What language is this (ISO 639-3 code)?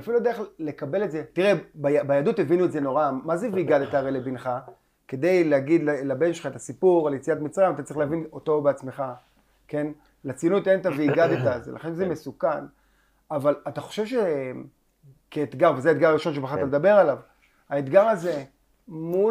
heb